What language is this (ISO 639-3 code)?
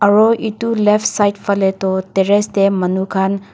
nag